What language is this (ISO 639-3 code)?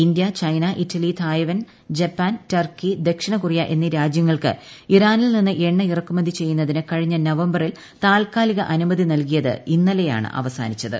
mal